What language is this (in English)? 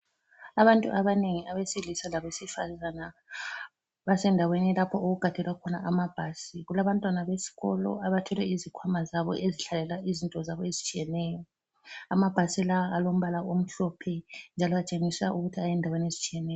North Ndebele